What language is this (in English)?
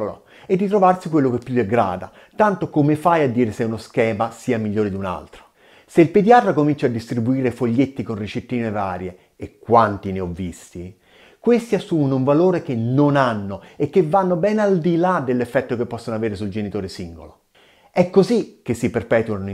Italian